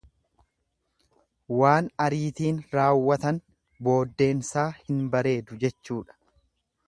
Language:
Oromo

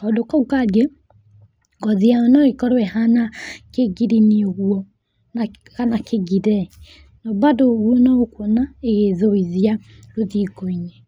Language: Kikuyu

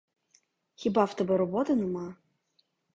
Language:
Ukrainian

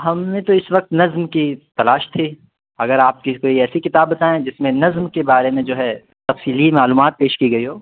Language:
Urdu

